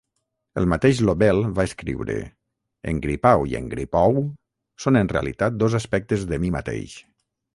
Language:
Catalan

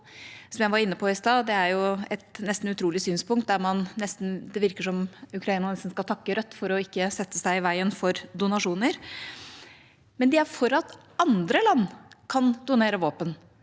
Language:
Norwegian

